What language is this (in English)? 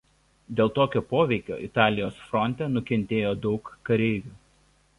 Lithuanian